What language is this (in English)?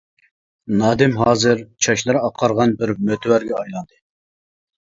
Uyghur